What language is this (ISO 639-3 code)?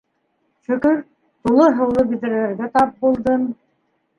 bak